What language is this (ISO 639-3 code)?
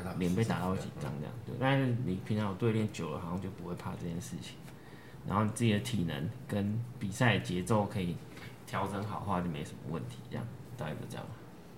zho